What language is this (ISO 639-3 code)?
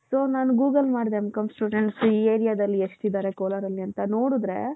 kan